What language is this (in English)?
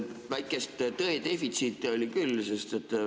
Estonian